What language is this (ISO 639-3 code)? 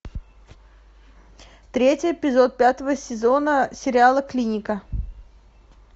rus